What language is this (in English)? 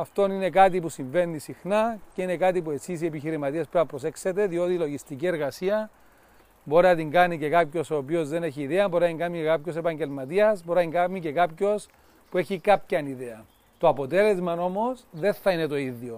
Greek